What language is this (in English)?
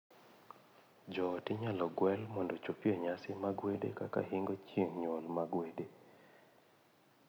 Luo (Kenya and Tanzania)